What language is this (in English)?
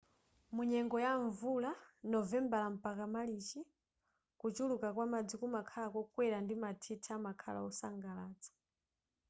Nyanja